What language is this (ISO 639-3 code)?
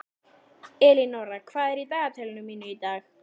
isl